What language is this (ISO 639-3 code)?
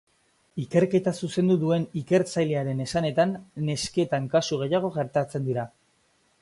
eus